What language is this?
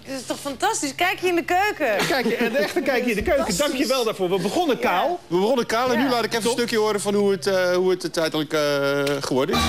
Dutch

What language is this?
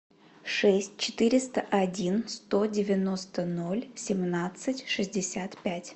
Russian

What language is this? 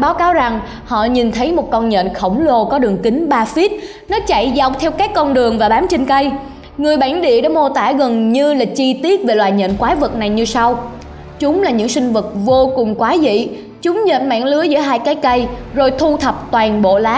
Vietnamese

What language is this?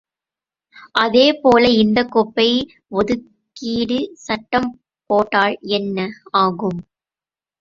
Tamil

